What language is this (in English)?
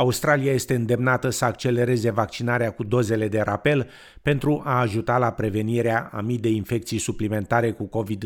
Romanian